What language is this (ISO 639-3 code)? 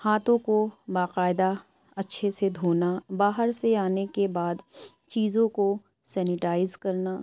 urd